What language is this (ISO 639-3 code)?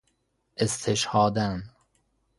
fas